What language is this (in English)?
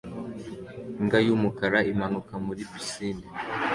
Kinyarwanda